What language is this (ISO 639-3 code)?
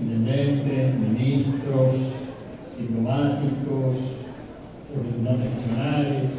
spa